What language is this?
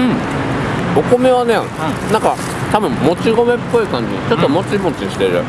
Japanese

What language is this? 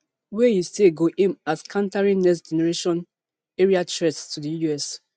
Nigerian Pidgin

